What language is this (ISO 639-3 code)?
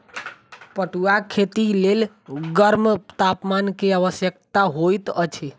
mai